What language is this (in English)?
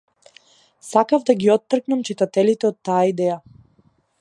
Macedonian